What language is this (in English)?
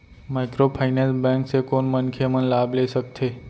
Chhattisgarhi